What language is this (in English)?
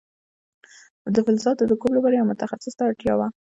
Pashto